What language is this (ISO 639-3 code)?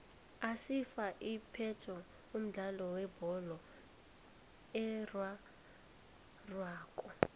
nbl